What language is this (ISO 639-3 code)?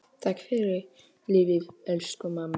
isl